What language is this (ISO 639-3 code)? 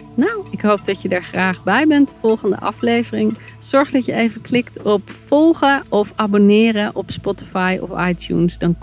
nld